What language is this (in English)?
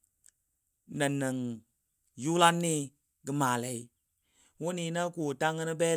Dadiya